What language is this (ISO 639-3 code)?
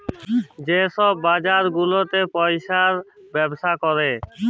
ben